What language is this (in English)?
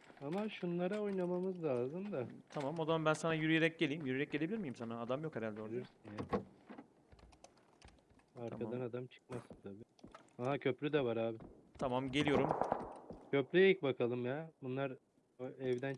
Turkish